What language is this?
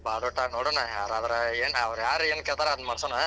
Kannada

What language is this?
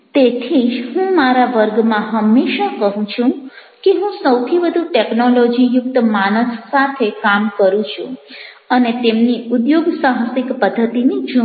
Gujarati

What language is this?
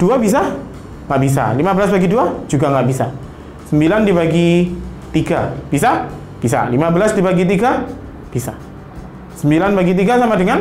Indonesian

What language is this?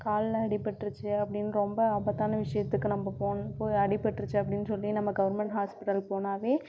Tamil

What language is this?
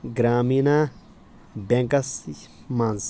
Kashmiri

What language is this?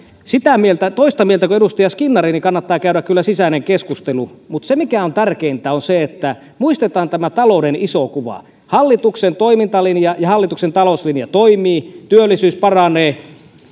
Finnish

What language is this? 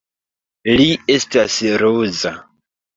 Esperanto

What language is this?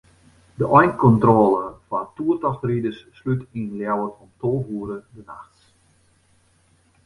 Western Frisian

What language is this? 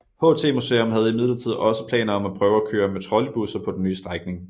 Danish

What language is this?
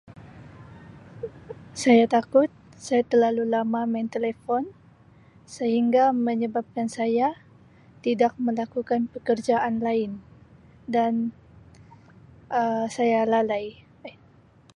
Sabah Malay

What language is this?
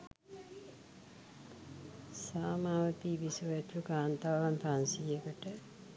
Sinhala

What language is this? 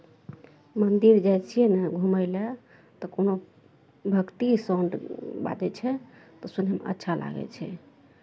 Maithili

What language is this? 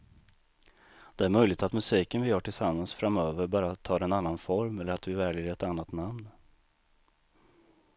Swedish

